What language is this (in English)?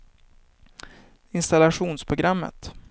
Swedish